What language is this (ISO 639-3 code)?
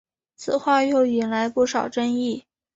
zho